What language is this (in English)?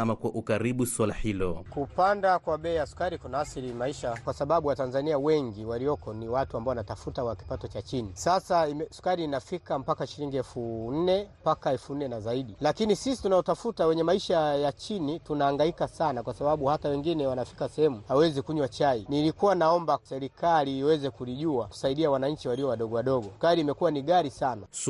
Swahili